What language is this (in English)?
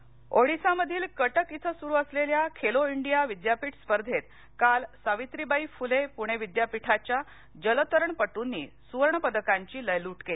Marathi